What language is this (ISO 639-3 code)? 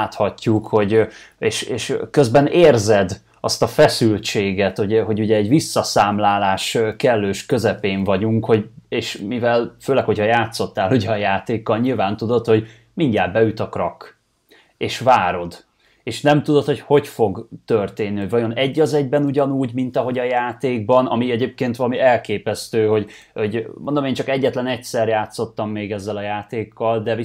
hun